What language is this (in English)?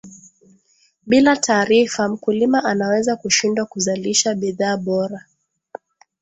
Swahili